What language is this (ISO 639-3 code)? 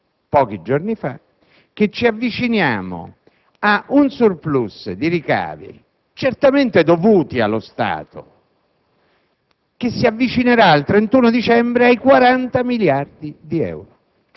ita